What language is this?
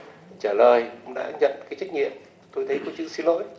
Vietnamese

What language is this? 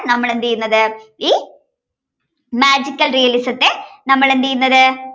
Malayalam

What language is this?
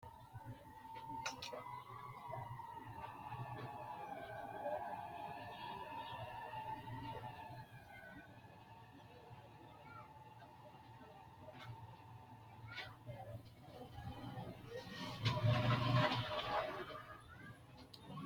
Sidamo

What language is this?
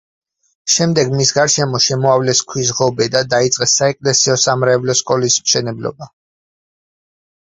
Georgian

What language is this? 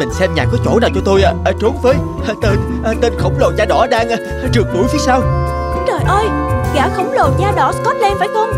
Vietnamese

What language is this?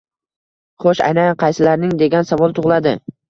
Uzbek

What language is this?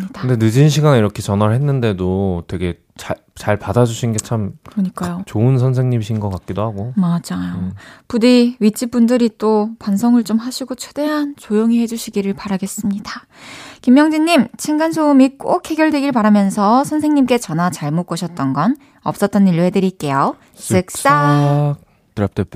Korean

